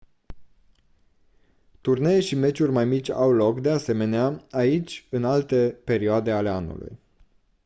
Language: Romanian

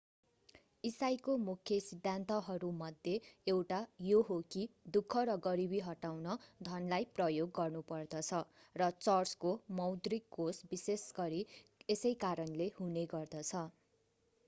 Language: Nepali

